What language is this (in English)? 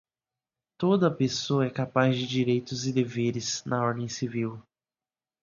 Portuguese